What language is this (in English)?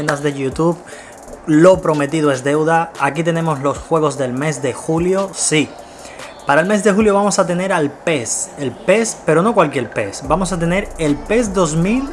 Spanish